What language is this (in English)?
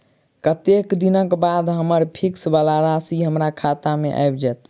Maithili